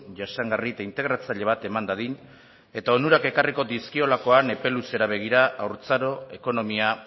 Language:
Basque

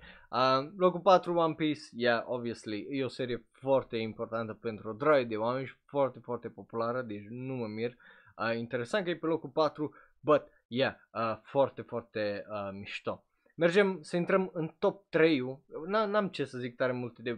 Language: Romanian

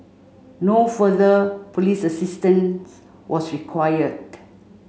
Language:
English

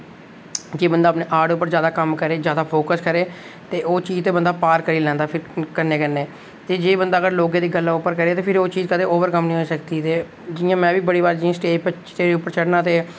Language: Dogri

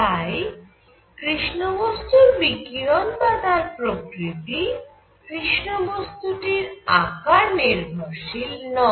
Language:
Bangla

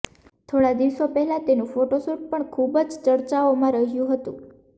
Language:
Gujarati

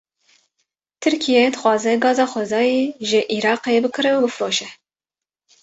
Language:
Kurdish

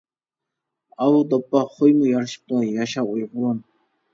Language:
Uyghur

